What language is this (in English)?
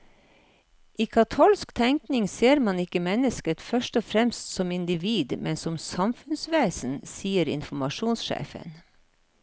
Norwegian